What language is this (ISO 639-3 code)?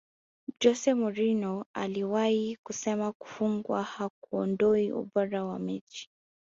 swa